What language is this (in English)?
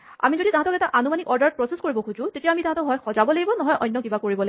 Assamese